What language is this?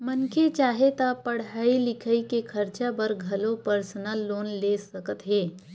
Chhattisgarhi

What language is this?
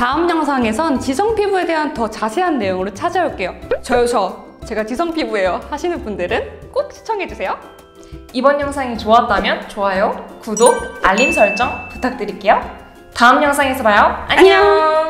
Korean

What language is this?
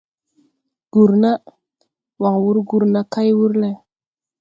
Tupuri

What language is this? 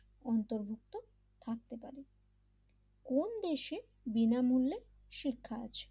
Bangla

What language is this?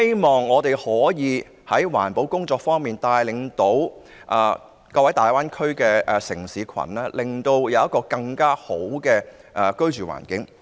Cantonese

